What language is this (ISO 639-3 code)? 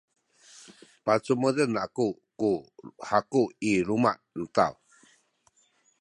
szy